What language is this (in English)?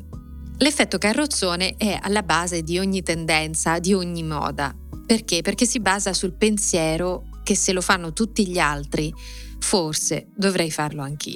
Italian